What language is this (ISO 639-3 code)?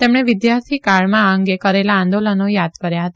guj